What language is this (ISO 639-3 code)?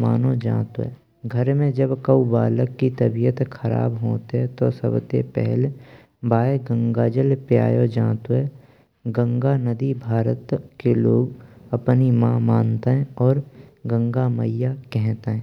bra